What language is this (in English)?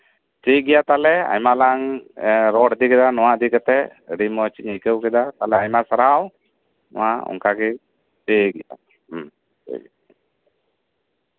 Santali